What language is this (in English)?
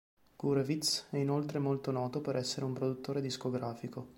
Italian